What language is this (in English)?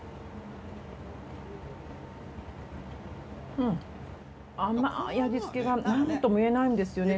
Japanese